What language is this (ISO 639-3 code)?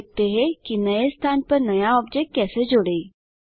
hin